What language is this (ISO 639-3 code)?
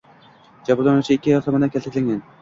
uzb